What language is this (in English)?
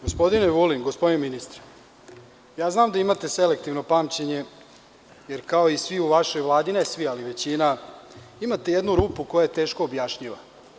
Serbian